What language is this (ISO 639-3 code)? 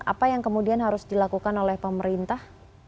ind